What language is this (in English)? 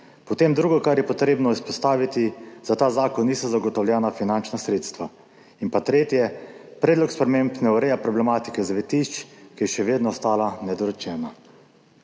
Slovenian